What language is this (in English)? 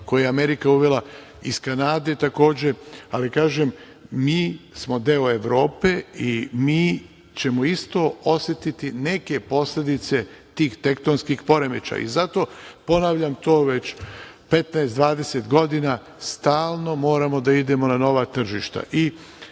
Serbian